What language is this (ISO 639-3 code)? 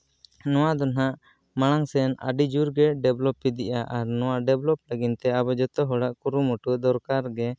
sat